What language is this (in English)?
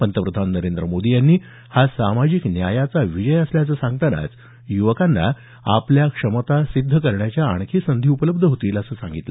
Marathi